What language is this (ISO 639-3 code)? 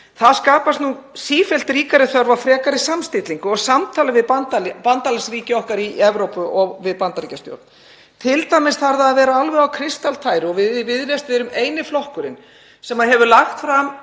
isl